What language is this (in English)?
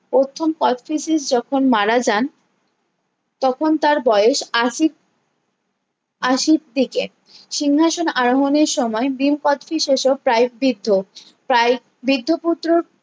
Bangla